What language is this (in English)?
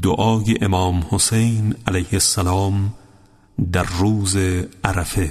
Persian